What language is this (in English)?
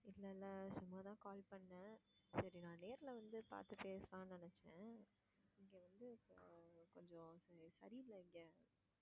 Tamil